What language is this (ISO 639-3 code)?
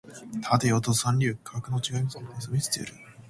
jpn